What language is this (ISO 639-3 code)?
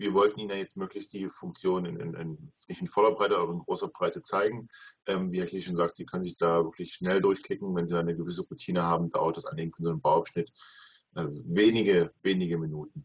deu